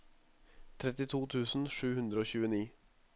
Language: Norwegian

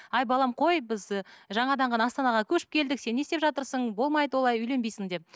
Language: Kazakh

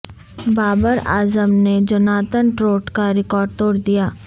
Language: Urdu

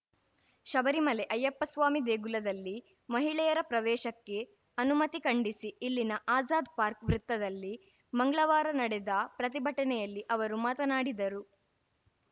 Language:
Kannada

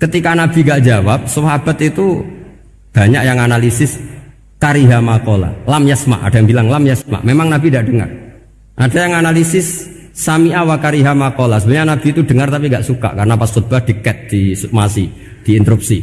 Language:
Indonesian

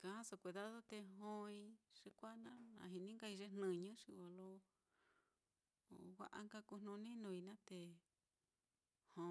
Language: Mitlatongo Mixtec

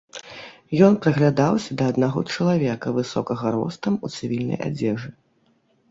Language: Belarusian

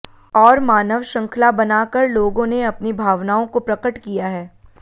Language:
Hindi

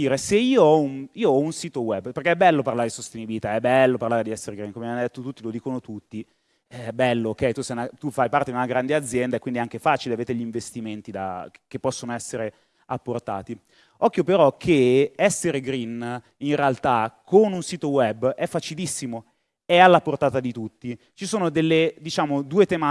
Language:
Italian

